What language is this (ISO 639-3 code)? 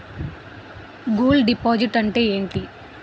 tel